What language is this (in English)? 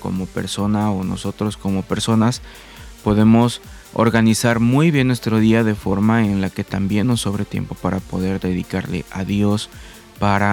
Spanish